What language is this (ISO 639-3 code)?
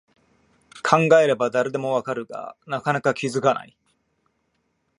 jpn